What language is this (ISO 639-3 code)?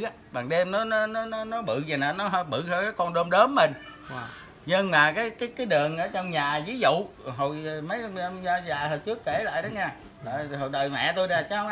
vie